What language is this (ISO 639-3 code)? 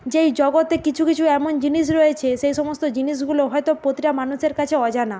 ben